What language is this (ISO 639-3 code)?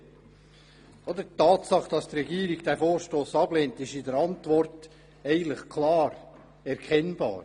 gsw